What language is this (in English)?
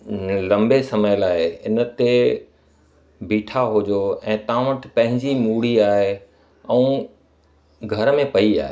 Sindhi